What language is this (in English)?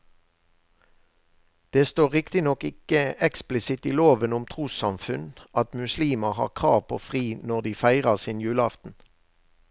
Norwegian